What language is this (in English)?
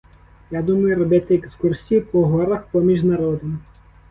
Ukrainian